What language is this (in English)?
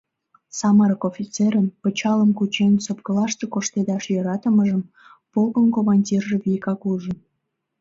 Mari